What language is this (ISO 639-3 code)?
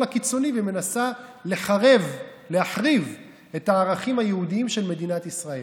heb